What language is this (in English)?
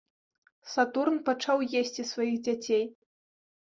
Belarusian